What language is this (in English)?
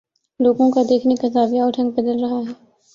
Urdu